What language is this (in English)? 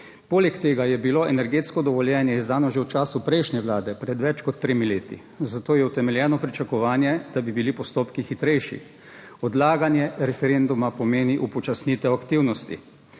Slovenian